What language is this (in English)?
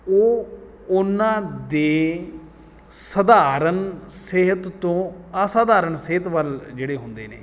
Punjabi